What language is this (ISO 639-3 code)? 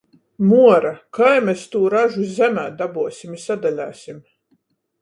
ltg